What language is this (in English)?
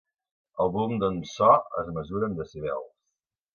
Catalan